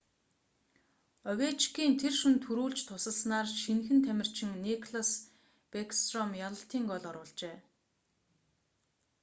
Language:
Mongolian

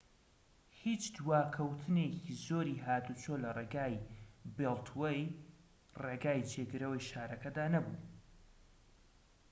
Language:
Central Kurdish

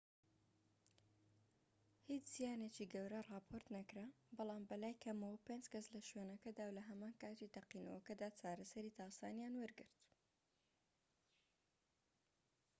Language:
Central Kurdish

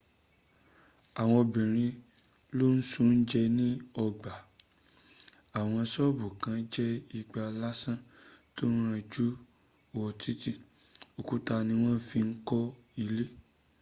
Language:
Yoruba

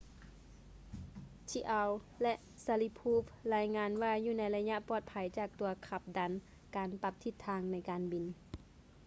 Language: Lao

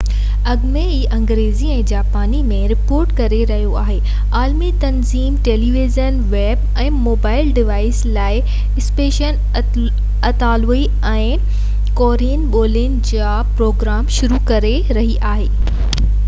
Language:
Sindhi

